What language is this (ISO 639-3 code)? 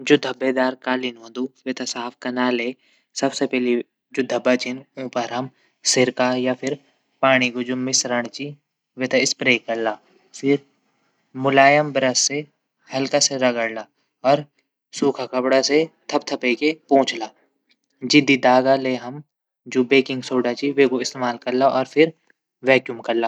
gbm